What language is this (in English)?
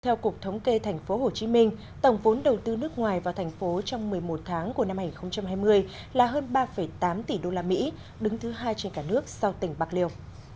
Vietnamese